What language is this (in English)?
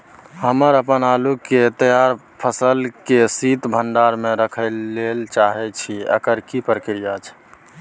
Maithili